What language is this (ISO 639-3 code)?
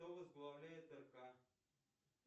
rus